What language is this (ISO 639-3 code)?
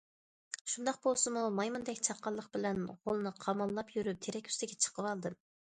uig